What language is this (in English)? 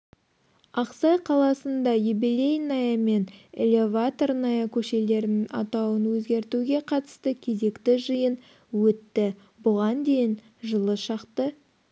Kazakh